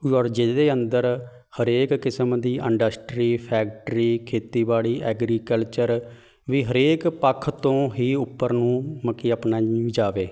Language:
Punjabi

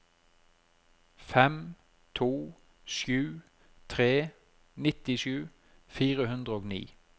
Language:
Norwegian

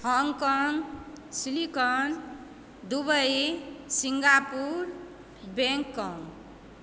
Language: Maithili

